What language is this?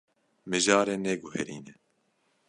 Kurdish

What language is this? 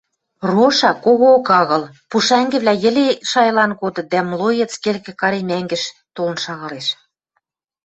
Western Mari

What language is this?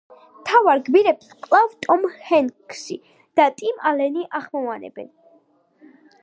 Georgian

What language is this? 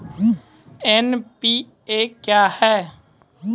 Maithili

